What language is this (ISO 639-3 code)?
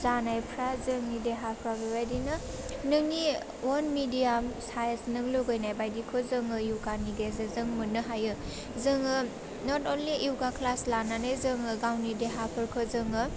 brx